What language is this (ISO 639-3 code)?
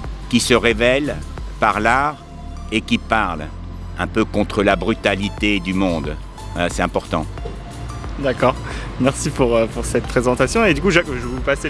fra